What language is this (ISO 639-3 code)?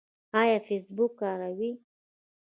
pus